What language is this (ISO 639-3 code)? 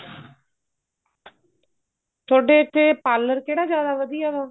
pan